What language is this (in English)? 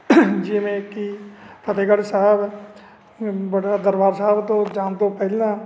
Punjabi